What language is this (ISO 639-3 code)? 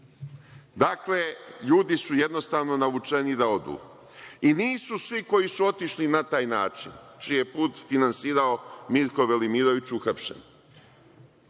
srp